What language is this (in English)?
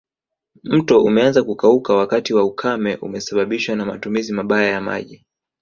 Swahili